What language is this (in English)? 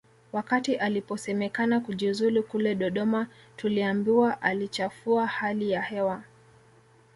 Swahili